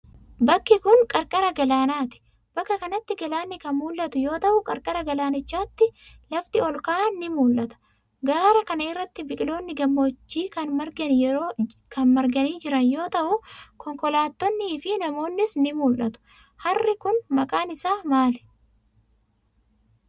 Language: Oromo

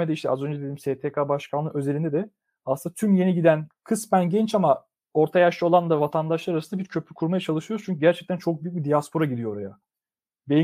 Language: Turkish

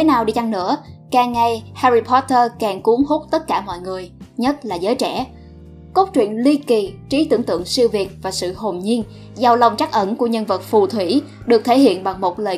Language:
Vietnamese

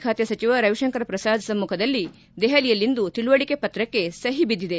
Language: Kannada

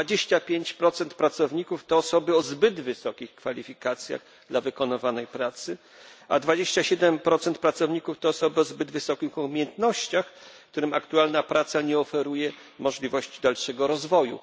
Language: Polish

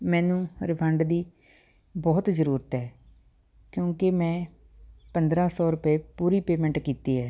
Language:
Punjabi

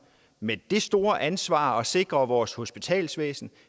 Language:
Danish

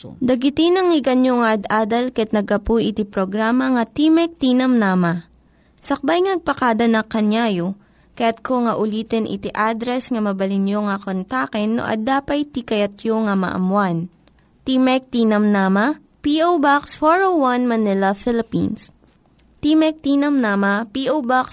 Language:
Filipino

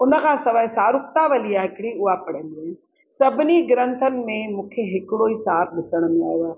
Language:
Sindhi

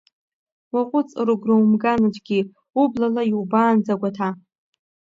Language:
Abkhazian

